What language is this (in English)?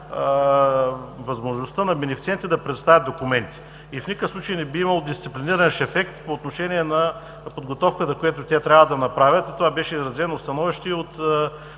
Bulgarian